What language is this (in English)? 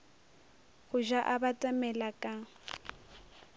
Northern Sotho